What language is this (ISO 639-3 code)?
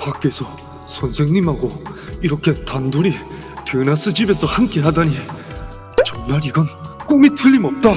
kor